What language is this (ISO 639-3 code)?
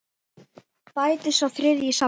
isl